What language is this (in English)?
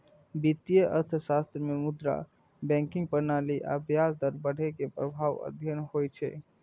Maithili